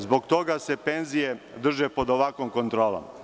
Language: Serbian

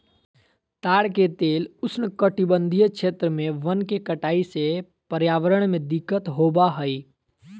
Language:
Magahi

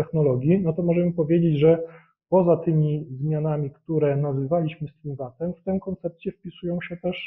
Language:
Polish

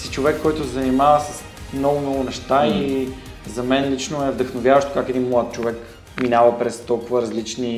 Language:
Bulgarian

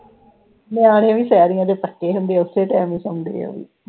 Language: Punjabi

